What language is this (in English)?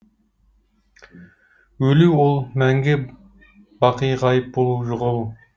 Kazakh